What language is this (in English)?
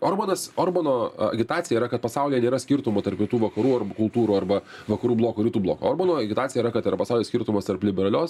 Lithuanian